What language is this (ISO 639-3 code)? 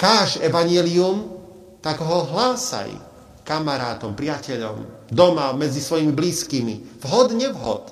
slk